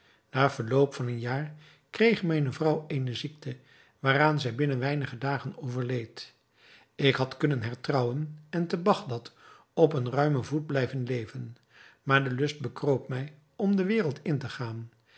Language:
Dutch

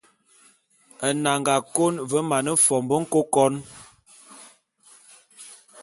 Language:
Bulu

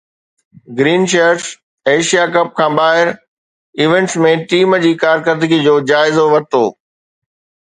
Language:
Sindhi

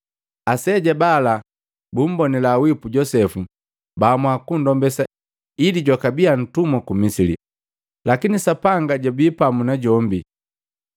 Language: Matengo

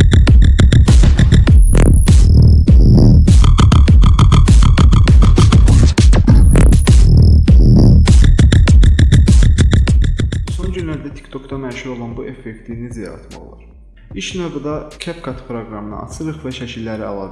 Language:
Turkish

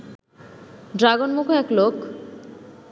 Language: Bangla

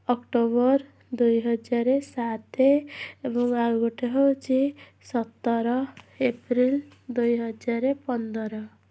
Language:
Odia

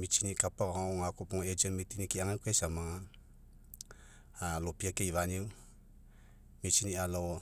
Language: Mekeo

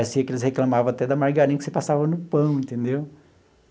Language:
Portuguese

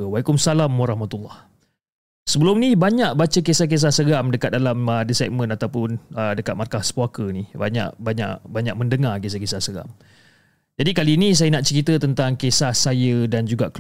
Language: Malay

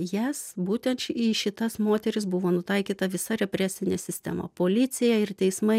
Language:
Lithuanian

